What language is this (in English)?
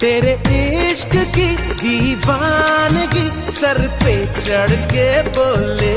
Hindi